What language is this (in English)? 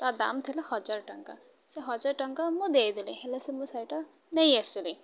Odia